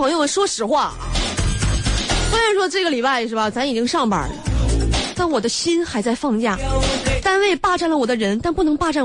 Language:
Chinese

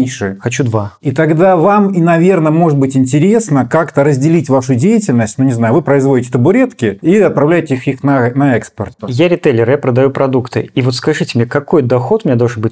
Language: Russian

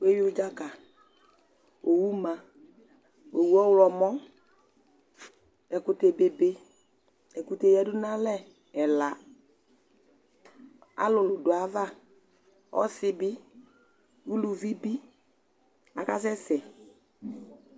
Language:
Ikposo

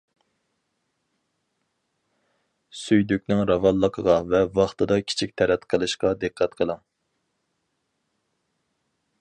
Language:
Uyghur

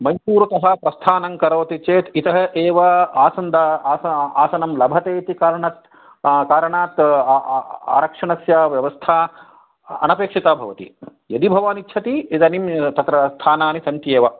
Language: Sanskrit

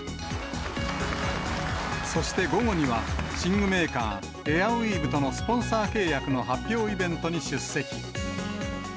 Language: Japanese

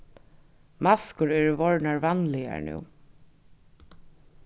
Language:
Faroese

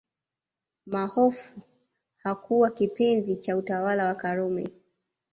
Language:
Swahili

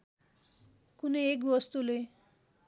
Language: Nepali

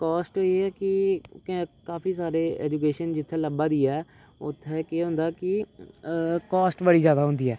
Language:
Dogri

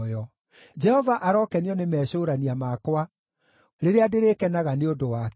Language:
Kikuyu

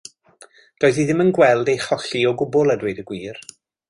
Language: Welsh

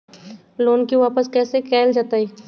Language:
Magahi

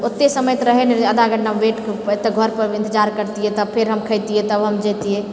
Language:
Maithili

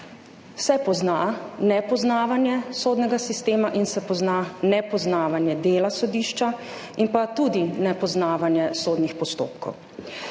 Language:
Slovenian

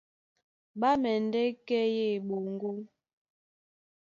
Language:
Duala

